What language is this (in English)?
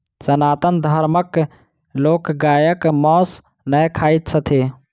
Maithili